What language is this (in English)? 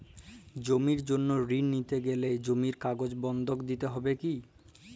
Bangla